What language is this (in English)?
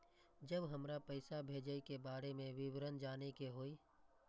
Maithili